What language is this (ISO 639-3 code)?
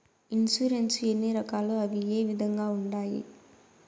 tel